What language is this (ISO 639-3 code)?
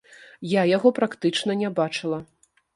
bel